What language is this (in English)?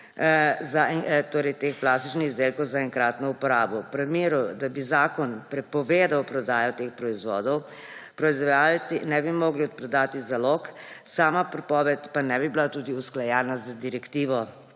Slovenian